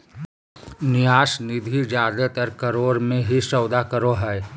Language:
Magahi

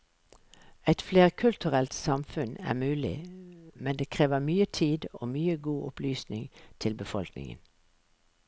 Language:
Norwegian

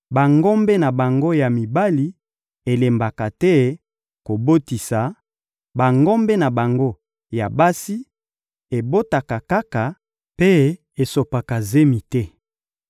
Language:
Lingala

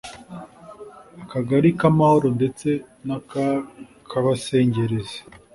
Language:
Kinyarwanda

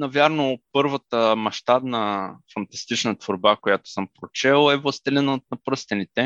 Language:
Bulgarian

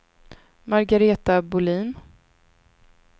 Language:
Swedish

